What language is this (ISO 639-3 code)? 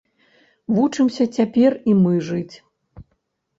bel